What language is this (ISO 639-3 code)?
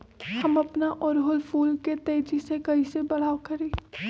mag